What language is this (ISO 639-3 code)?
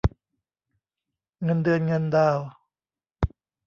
tha